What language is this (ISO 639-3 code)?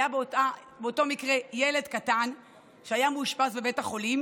heb